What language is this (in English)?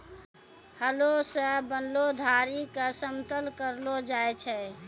Maithili